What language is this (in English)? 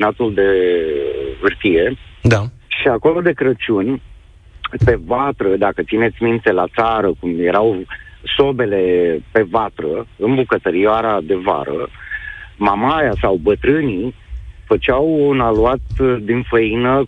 Romanian